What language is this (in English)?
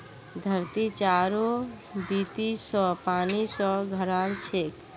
Magahi